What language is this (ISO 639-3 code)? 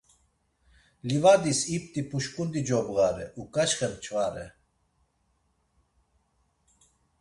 lzz